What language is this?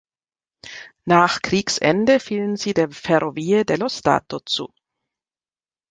German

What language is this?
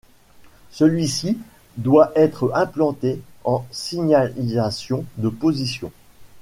French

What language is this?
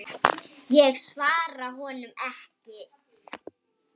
Icelandic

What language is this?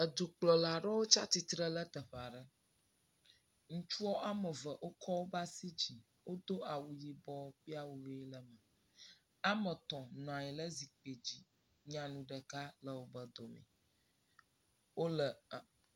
Ewe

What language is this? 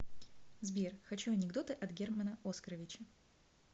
Russian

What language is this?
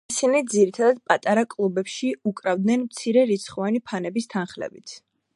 Georgian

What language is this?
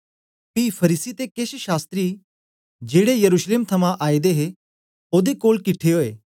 Dogri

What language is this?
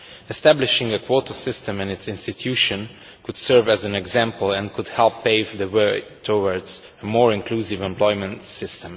English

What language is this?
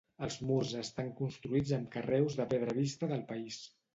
Catalan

